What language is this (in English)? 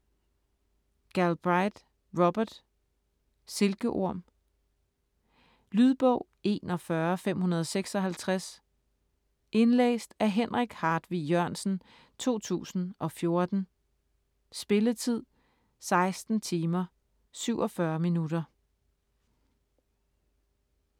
Danish